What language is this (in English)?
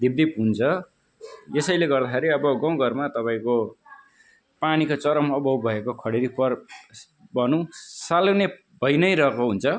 Nepali